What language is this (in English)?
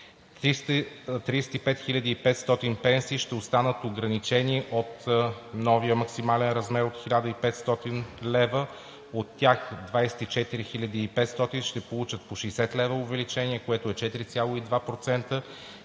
Bulgarian